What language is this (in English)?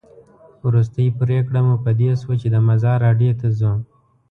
Pashto